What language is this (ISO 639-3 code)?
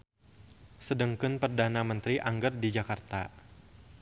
sun